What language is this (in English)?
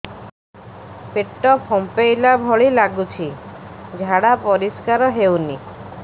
Odia